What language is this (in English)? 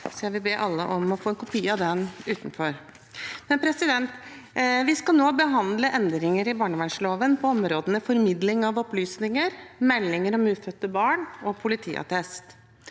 Norwegian